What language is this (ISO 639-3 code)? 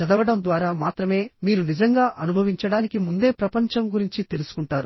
tel